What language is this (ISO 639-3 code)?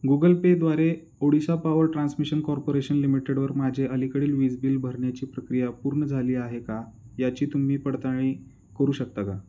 mar